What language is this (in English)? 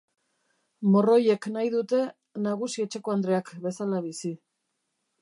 Basque